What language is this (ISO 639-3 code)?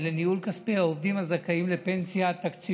heb